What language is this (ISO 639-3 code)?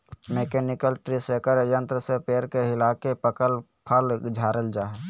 mag